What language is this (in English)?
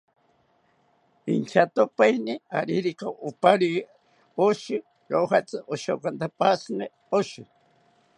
South Ucayali Ashéninka